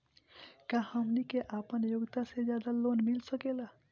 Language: Bhojpuri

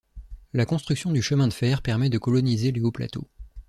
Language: French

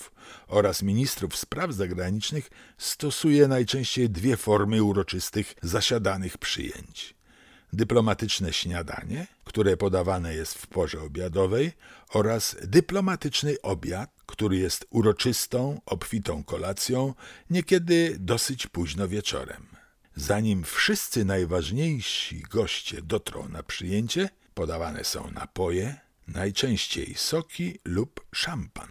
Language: Polish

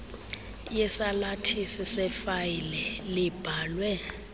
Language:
Xhosa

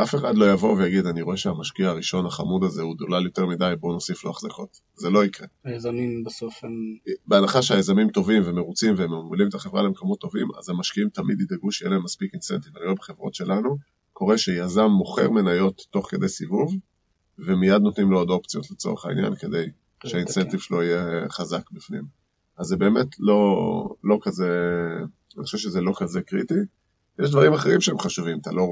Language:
Hebrew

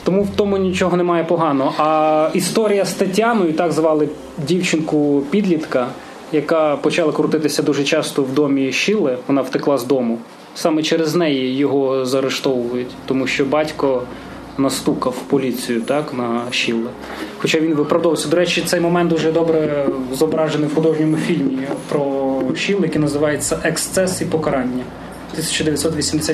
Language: Ukrainian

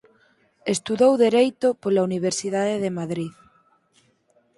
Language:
Galician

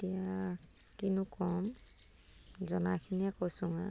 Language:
Assamese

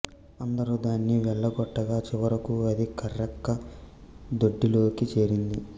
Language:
Telugu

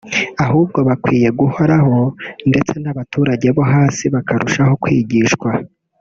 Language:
Kinyarwanda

